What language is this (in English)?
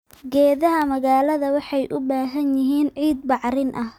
Somali